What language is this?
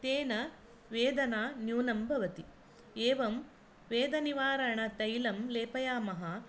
Sanskrit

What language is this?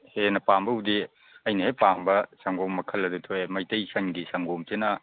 Manipuri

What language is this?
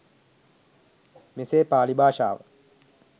Sinhala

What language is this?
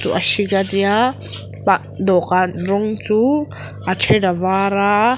Mizo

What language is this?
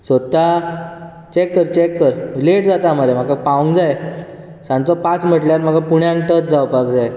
Konkani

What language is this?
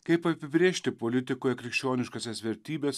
Lithuanian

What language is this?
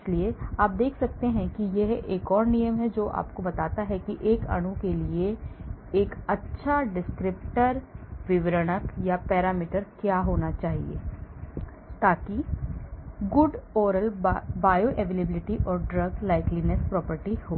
Hindi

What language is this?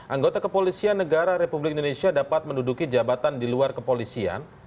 Indonesian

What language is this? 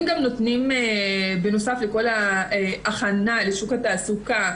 Hebrew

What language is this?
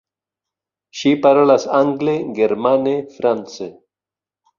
Esperanto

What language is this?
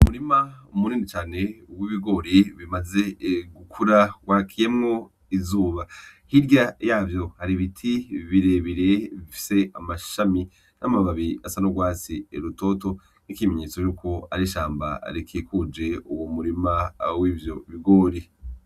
Rundi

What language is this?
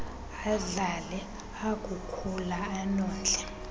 Xhosa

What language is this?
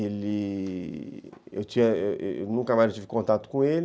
Portuguese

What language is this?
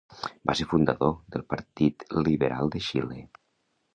Catalan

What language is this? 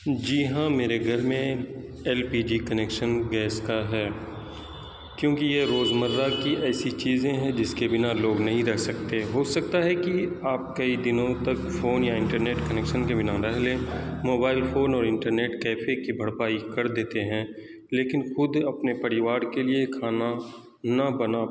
Urdu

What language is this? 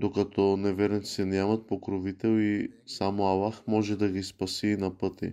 Bulgarian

